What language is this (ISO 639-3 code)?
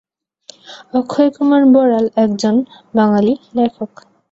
ben